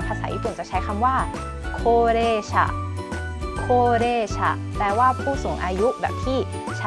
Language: Thai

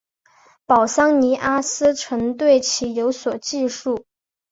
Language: Chinese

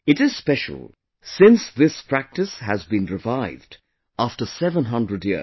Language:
English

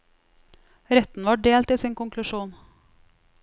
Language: Norwegian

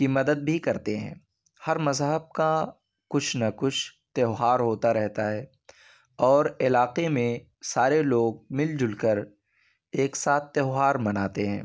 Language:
Urdu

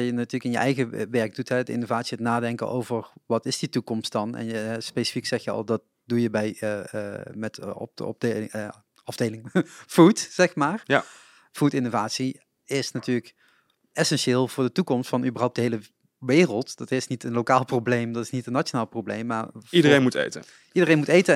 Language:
Dutch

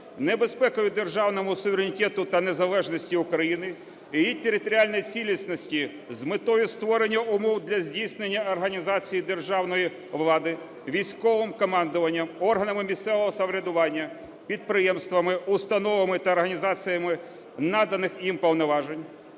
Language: Ukrainian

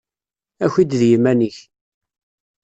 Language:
Kabyle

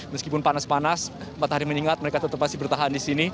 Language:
Indonesian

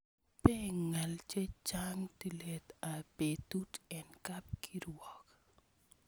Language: Kalenjin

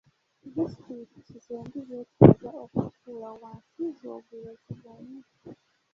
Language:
Ganda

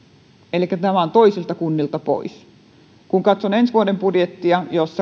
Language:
Finnish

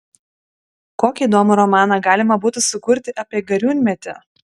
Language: Lithuanian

